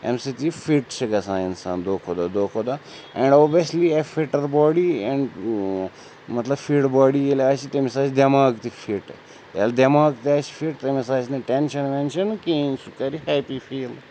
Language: Kashmiri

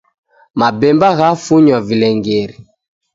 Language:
Taita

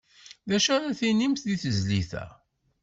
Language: Kabyle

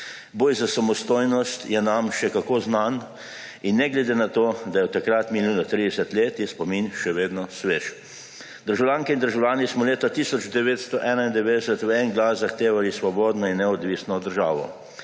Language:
Slovenian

